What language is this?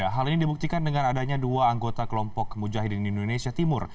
Indonesian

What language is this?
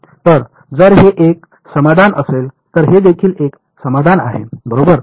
Marathi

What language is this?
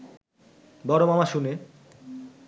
Bangla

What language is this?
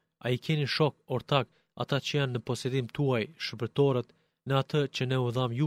Greek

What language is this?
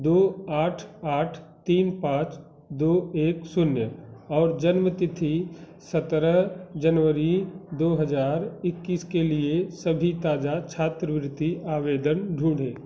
Hindi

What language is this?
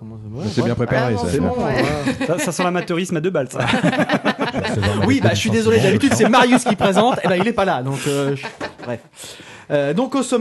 French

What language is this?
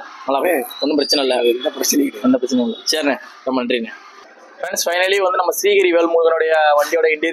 Tamil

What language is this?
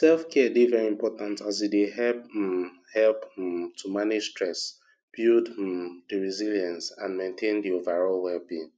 Nigerian Pidgin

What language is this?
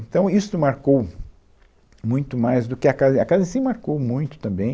Portuguese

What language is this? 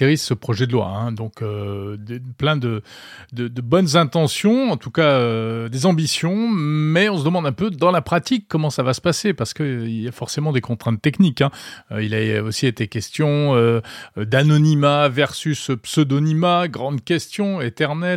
French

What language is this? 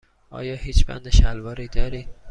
Persian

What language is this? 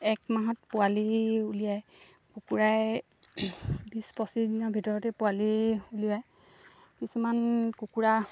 Assamese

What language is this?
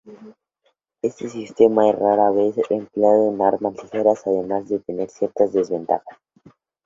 Spanish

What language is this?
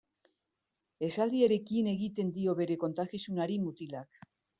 Basque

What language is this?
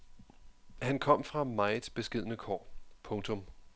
Danish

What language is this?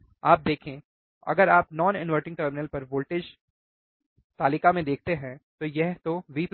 Hindi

